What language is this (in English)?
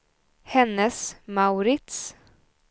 Swedish